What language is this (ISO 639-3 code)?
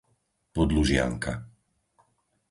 slk